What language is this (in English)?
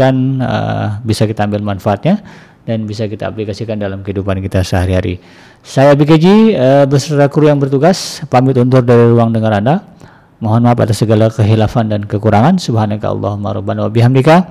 Indonesian